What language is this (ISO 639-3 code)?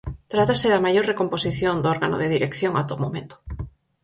glg